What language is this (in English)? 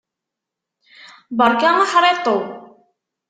Kabyle